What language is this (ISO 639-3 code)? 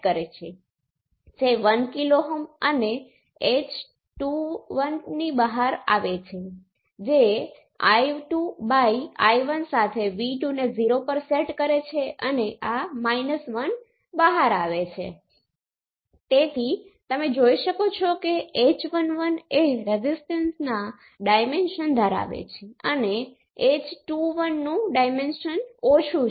guj